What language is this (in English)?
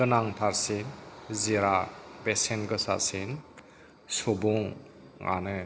Bodo